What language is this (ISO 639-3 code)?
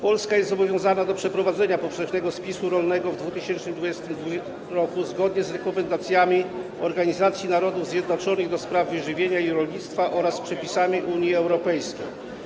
pol